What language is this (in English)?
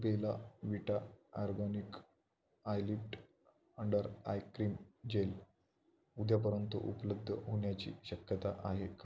Marathi